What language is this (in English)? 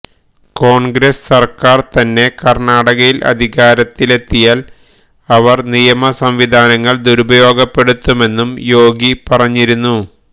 Malayalam